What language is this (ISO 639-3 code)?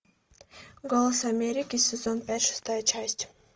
rus